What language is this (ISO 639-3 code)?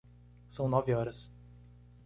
por